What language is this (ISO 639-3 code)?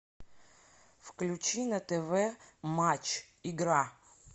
rus